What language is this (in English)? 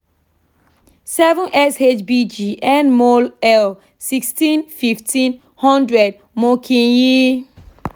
Yoruba